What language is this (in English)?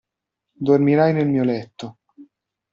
Italian